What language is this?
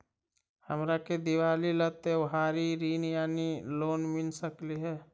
Magahi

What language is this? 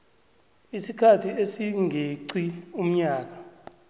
South Ndebele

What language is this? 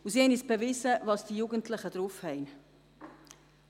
Swiss German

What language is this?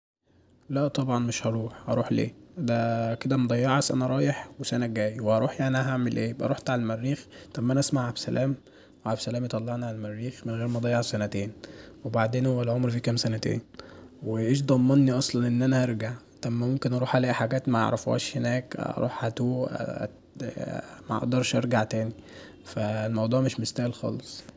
Egyptian Arabic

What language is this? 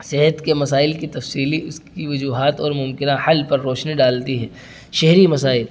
Urdu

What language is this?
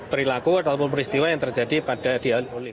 Indonesian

